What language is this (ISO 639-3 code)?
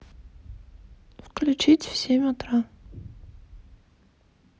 rus